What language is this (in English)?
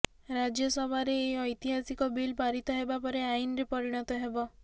Odia